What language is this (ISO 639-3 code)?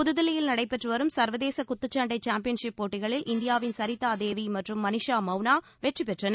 tam